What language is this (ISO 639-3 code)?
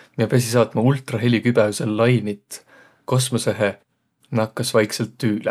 vro